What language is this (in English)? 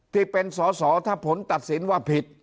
Thai